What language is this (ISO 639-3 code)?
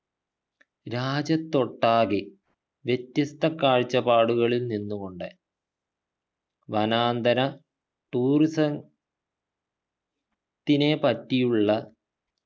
mal